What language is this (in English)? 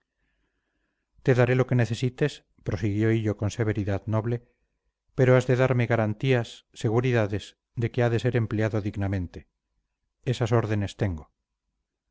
Spanish